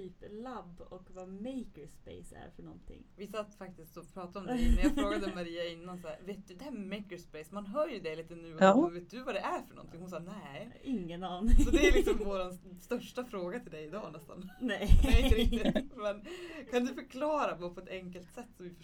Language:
Swedish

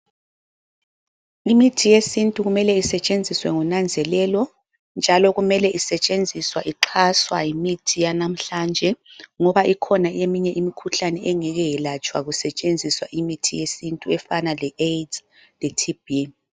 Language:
North Ndebele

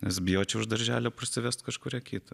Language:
Lithuanian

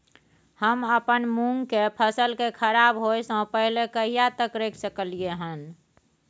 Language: Maithili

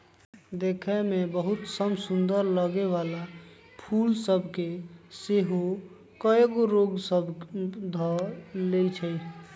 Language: Magahi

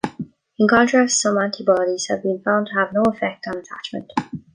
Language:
English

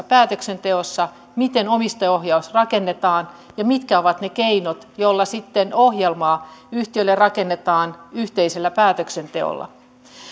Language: Finnish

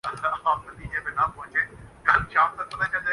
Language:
Urdu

